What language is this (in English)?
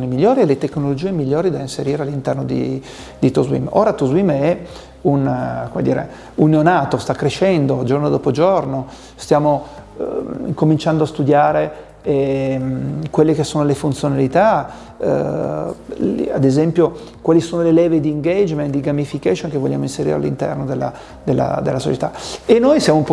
Italian